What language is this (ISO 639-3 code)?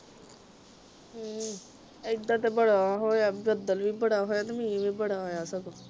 pan